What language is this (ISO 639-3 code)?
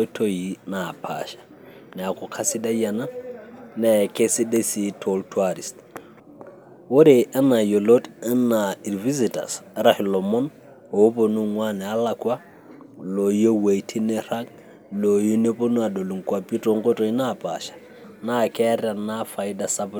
mas